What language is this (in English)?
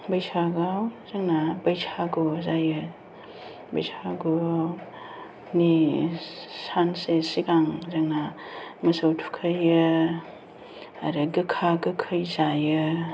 Bodo